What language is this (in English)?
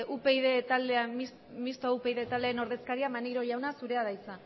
Basque